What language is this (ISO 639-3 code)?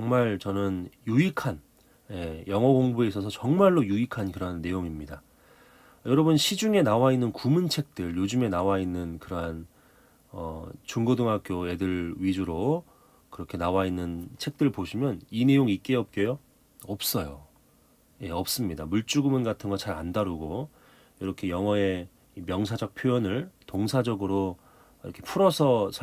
kor